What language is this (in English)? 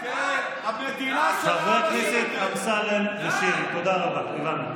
Hebrew